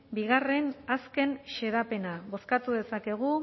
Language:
Basque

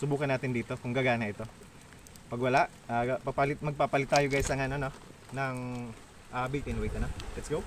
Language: Filipino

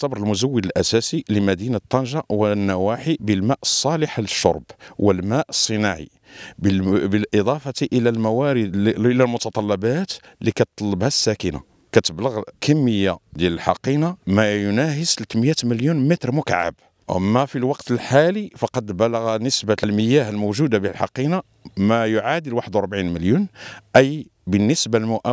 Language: Arabic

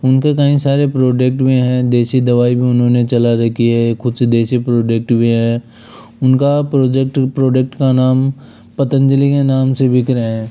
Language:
Hindi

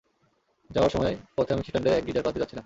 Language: Bangla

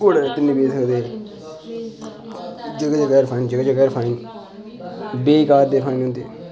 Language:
Dogri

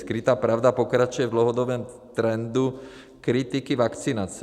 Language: Czech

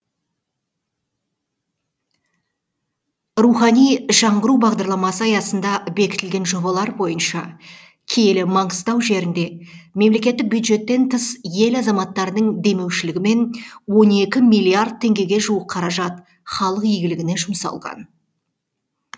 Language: Kazakh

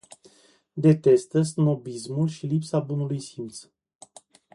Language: Romanian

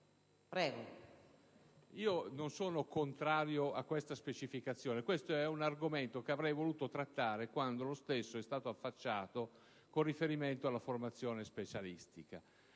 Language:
Italian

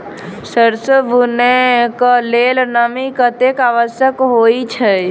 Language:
Maithili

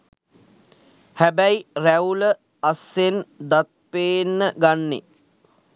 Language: Sinhala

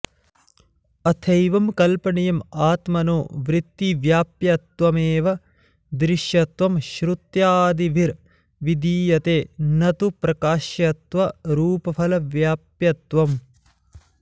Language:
Sanskrit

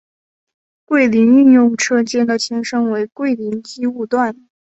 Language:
Chinese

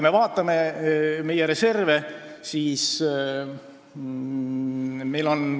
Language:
Estonian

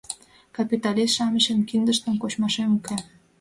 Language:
Mari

